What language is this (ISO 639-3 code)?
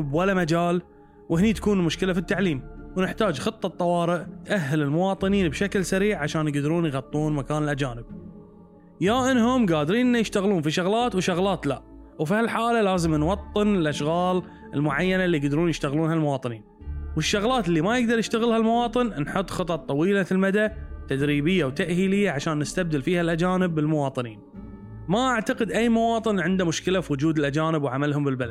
ara